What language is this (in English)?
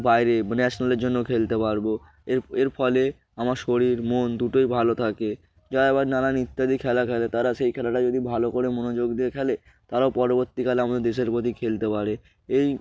Bangla